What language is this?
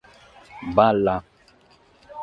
Sardinian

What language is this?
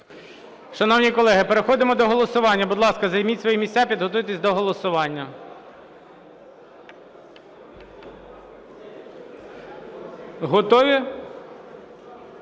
Ukrainian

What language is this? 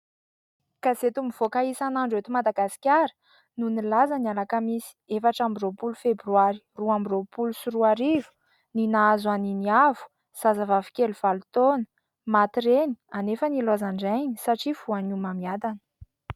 Malagasy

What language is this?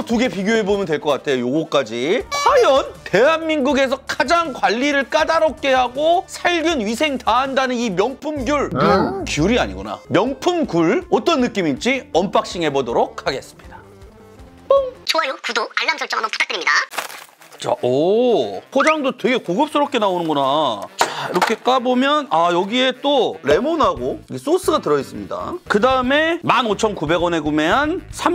Korean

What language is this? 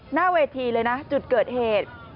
Thai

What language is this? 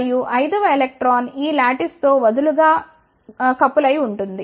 Telugu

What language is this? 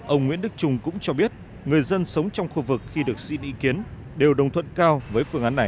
Vietnamese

